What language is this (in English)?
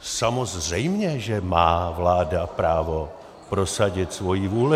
Czech